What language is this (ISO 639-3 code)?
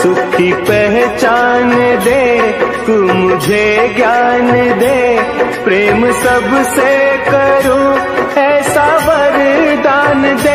hin